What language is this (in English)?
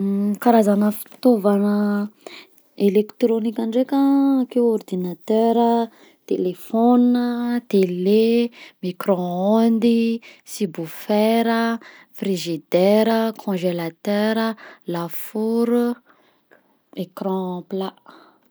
Southern Betsimisaraka Malagasy